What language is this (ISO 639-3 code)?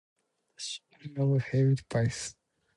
eng